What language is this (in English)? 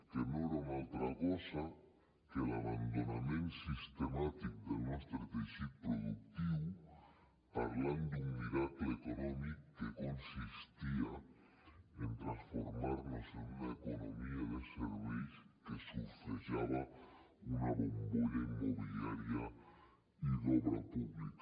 Catalan